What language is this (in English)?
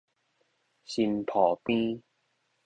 Min Nan Chinese